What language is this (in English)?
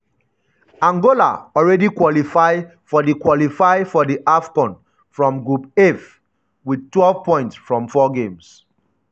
Nigerian Pidgin